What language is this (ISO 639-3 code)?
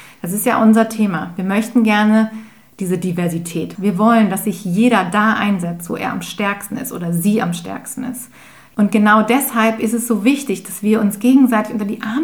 deu